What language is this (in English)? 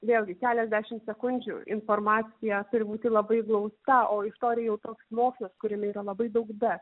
Lithuanian